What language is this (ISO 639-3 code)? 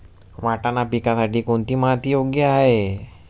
mar